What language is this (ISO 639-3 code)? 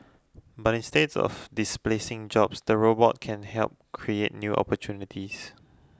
eng